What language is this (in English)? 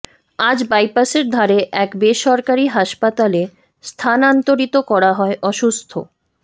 Bangla